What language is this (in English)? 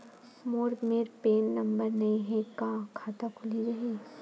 Chhattisgarhi